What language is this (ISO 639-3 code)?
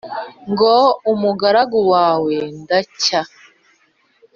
kin